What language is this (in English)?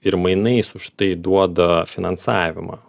Lithuanian